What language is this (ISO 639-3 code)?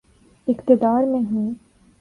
urd